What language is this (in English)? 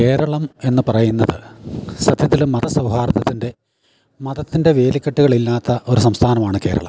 Malayalam